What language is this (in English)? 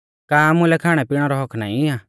Mahasu Pahari